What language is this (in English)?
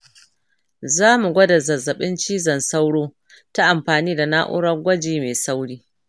Hausa